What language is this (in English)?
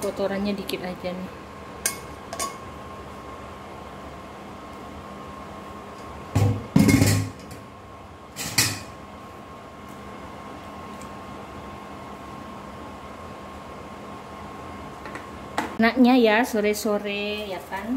Indonesian